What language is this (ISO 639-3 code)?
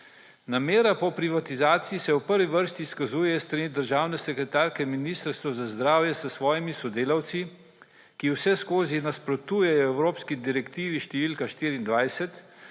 slv